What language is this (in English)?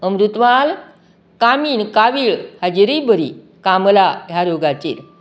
Konkani